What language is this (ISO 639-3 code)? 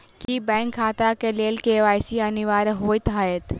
mai